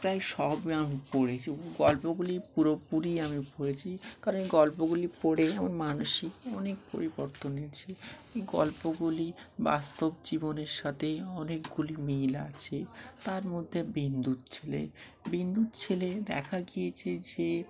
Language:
Bangla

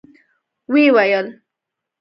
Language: Pashto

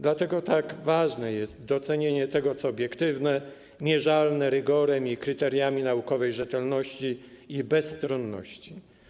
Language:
Polish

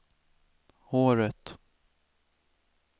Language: Swedish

